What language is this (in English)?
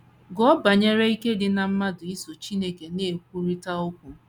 Igbo